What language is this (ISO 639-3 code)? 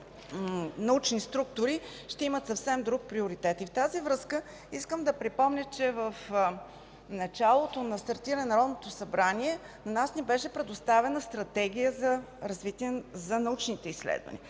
bul